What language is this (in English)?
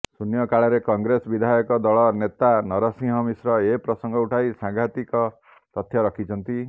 Odia